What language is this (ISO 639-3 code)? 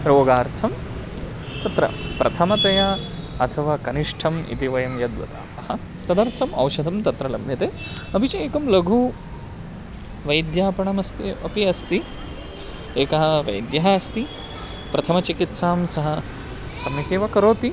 san